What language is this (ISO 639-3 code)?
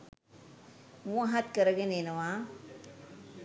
sin